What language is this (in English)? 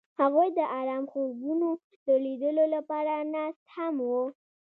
Pashto